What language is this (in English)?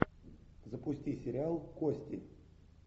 Russian